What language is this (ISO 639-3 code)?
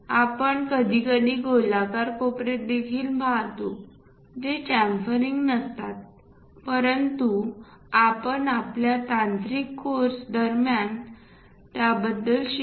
mar